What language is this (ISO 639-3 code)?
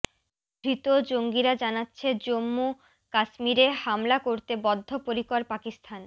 ben